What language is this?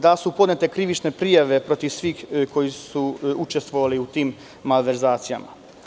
Serbian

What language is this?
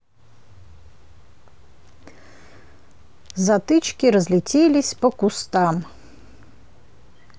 Russian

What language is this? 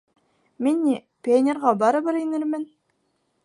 Bashkir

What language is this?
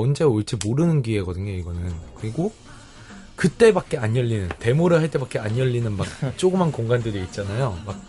Korean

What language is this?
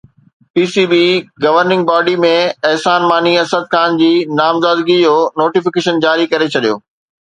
Sindhi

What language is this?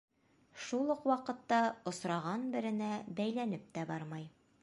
Bashkir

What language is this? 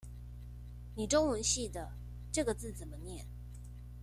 Chinese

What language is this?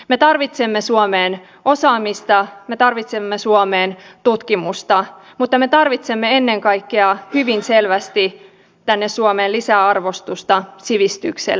Finnish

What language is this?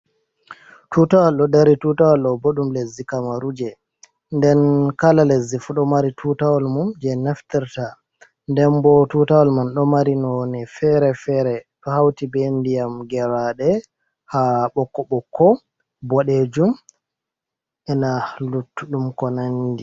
Fula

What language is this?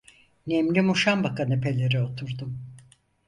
Turkish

